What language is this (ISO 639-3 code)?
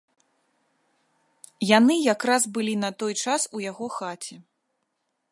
bel